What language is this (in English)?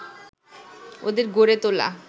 Bangla